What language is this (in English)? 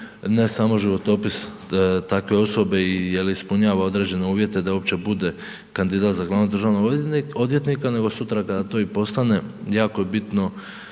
Croatian